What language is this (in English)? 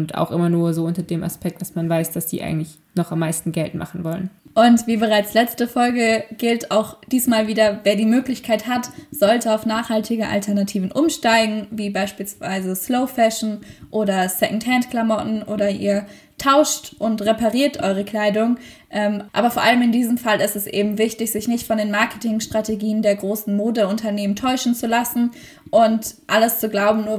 German